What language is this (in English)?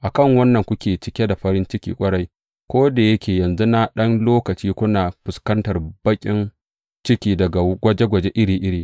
Hausa